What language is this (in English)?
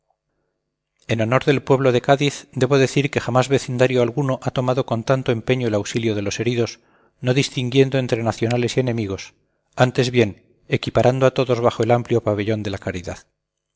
Spanish